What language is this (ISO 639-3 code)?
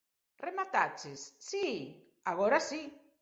glg